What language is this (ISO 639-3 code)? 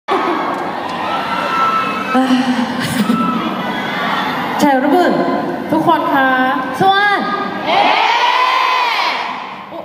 tha